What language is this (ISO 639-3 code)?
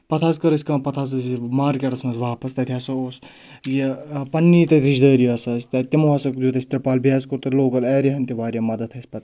kas